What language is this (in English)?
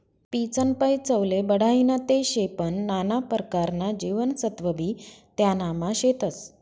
Marathi